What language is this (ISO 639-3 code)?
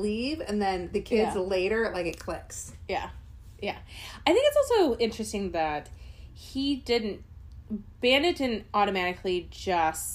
eng